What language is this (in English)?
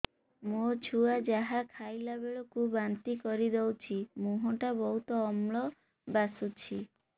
Odia